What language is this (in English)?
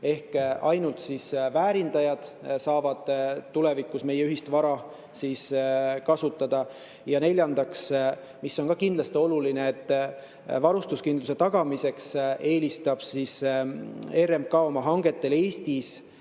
Estonian